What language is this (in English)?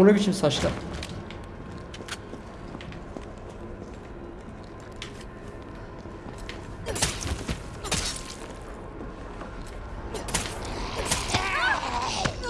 Turkish